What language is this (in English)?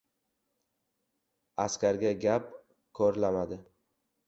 Uzbek